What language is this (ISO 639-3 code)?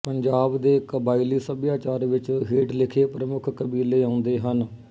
pan